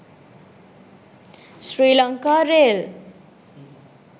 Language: Sinhala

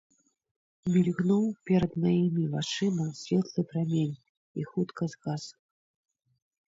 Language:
Belarusian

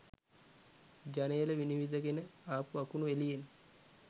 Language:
Sinhala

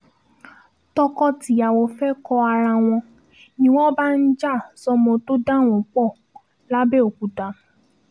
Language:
Yoruba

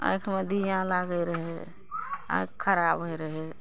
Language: Maithili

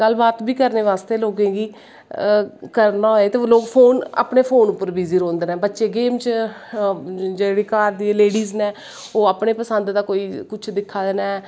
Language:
Dogri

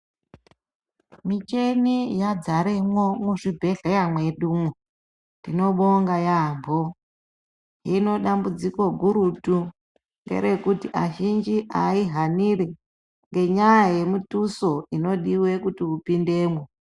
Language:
Ndau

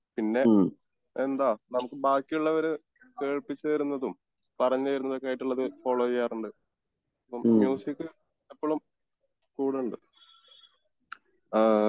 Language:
Malayalam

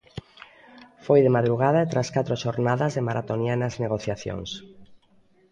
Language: Galician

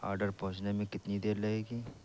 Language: Urdu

